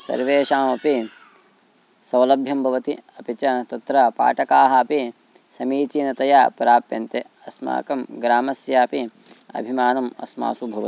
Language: Sanskrit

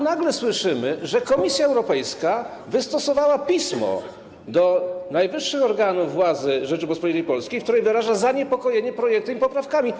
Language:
Polish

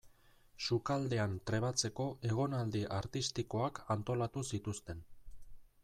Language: Basque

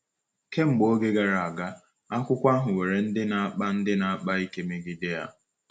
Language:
Igbo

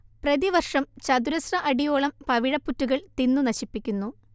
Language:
Malayalam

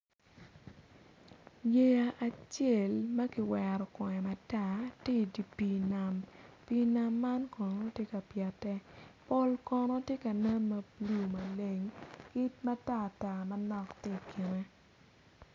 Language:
Acoli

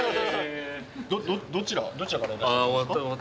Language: Japanese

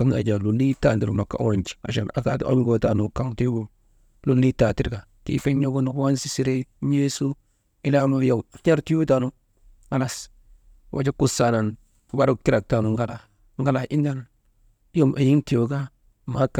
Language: Maba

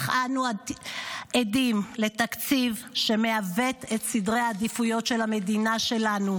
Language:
Hebrew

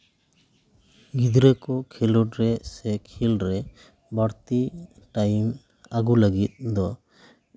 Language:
Santali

